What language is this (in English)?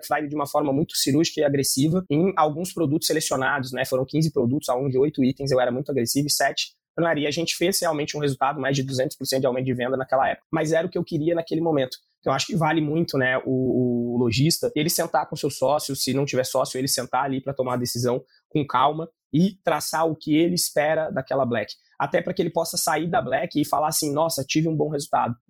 Portuguese